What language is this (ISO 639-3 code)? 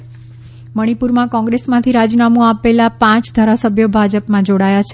guj